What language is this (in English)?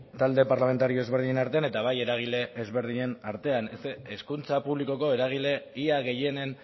Basque